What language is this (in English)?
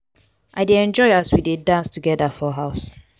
Nigerian Pidgin